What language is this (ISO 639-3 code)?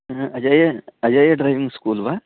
san